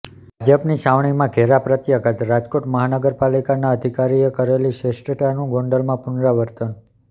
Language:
Gujarati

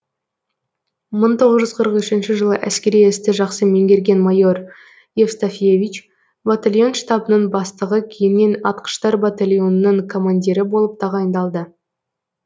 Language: Kazakh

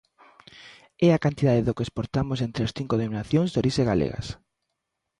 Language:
Galician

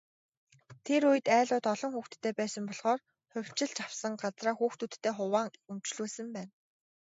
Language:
Mongolian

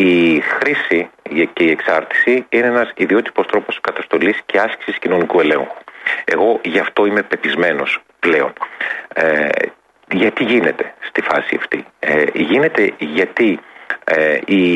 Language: Greek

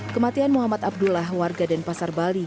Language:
Indonesian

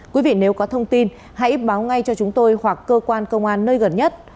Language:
Vietnamese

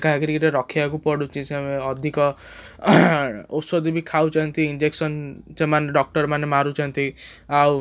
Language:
Odia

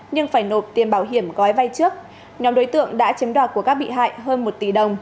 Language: Vietnamese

